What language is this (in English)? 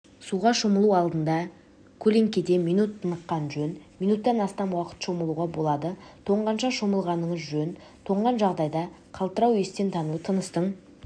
Kazakh